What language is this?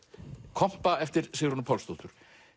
Icelandic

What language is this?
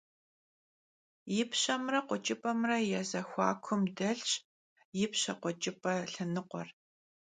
Kabardian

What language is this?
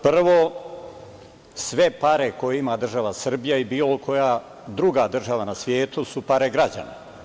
Serbian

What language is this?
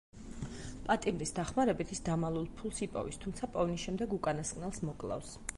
Georgian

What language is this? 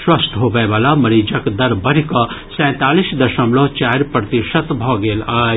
Maithili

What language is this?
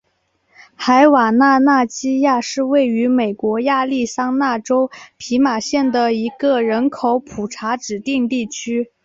Chinese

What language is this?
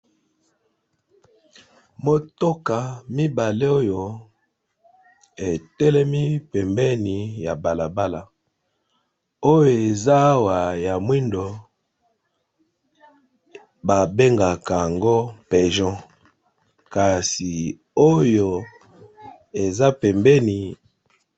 Lingala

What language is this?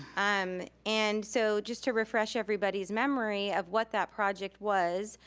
English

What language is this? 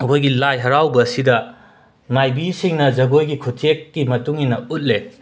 Manipuri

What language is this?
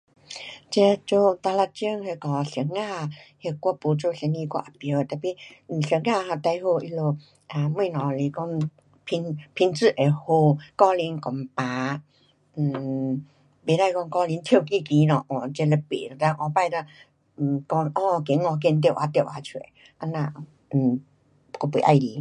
Pu-Xian Chinese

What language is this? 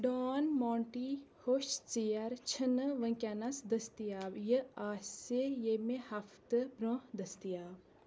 Kashmiri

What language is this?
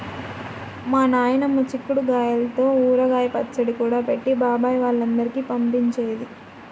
Telugu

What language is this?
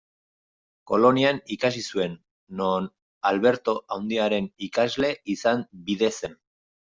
Basque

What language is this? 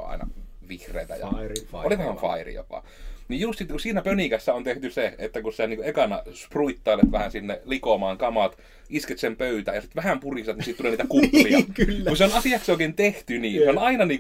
Finnish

